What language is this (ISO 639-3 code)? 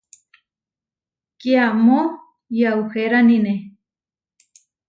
var